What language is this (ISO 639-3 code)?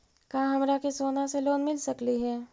mag